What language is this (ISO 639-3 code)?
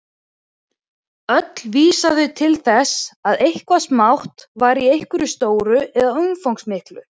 isl